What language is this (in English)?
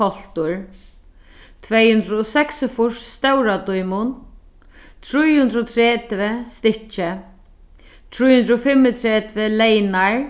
Faroese